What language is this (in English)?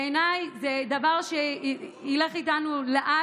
Hebrew